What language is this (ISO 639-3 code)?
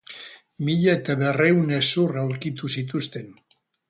eus